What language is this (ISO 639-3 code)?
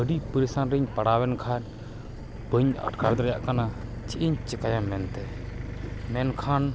sat